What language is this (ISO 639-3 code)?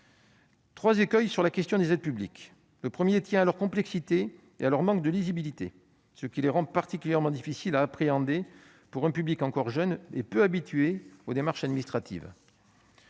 fra